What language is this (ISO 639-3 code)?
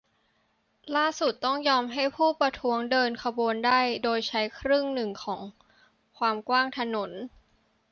tha